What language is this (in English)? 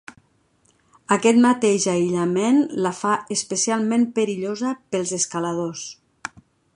Catalan